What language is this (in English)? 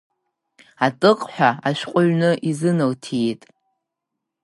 Abkhazian